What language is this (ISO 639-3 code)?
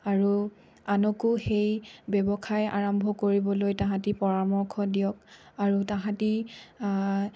asm